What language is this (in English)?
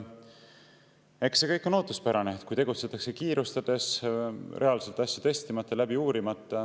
Estonian